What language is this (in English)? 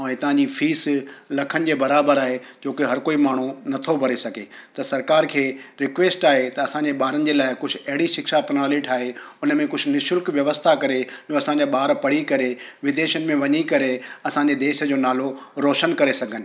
Sindhi